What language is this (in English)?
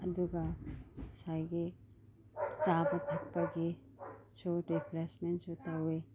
Manipuri